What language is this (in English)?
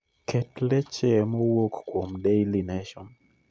Luo (Kenya and Tanzania)